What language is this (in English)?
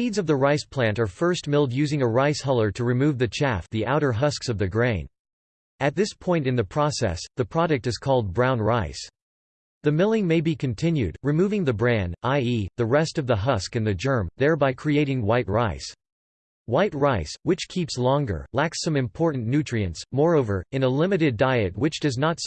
English